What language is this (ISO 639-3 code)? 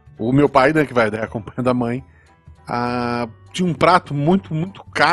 por